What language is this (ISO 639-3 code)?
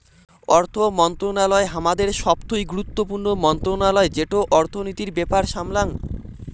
ben